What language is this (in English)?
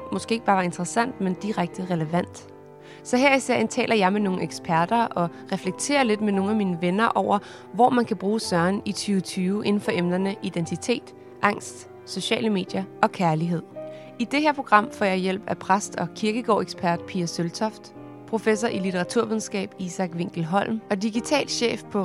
Danish